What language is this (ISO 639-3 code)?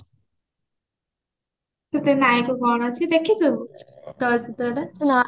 ori